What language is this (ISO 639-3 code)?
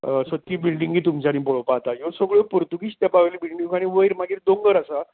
kok